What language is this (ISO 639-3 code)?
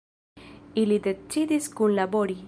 epo